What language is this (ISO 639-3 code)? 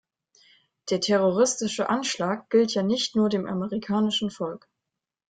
deu